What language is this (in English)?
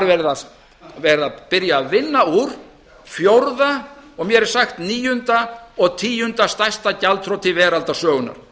Icelandic